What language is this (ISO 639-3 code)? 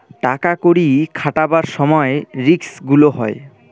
ben